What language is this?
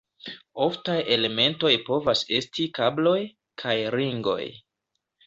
Esperanto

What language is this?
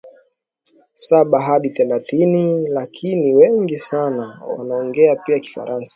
Swahili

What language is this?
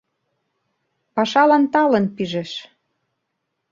Mari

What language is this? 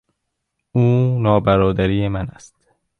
Persian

